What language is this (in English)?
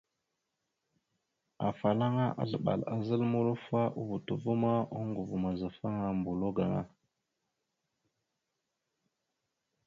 Mada (Cameroon)